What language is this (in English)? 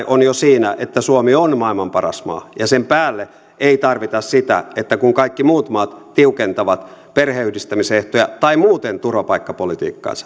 Finnish